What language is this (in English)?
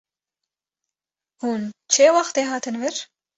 Kurdish